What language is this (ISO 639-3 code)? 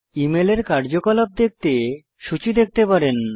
ben